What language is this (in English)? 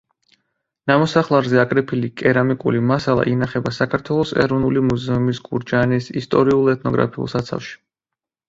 Georgian